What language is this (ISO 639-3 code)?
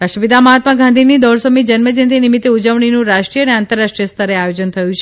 guj